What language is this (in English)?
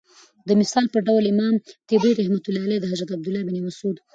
Pashto